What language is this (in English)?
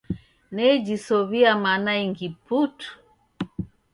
Taita